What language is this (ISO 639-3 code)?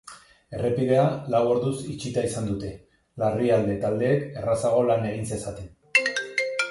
eus